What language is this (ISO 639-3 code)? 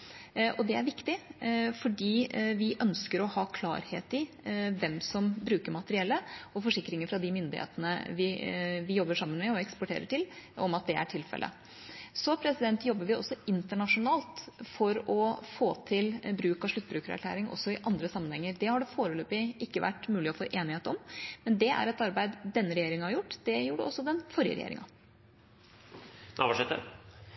nob